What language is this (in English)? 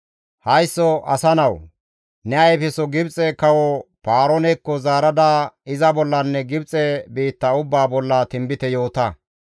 Gamo